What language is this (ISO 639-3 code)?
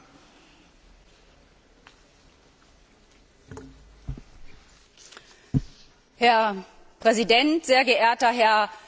deu